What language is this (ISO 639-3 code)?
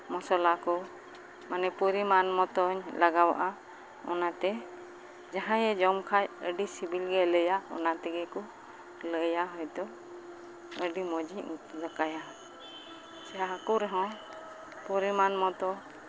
sat